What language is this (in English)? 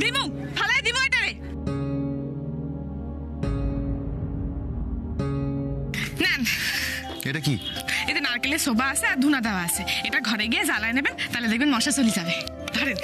Bangla